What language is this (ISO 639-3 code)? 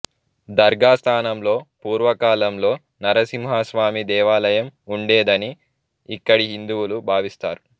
tel